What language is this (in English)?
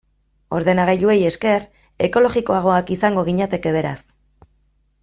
Basque